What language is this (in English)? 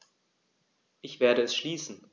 German